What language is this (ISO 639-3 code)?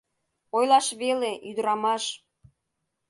chm